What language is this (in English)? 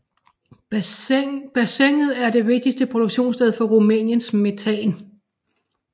Danish